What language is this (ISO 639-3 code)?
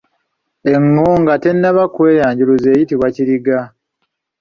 lug